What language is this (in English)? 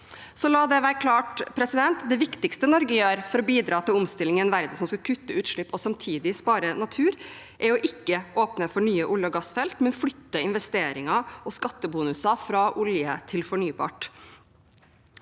Norwegian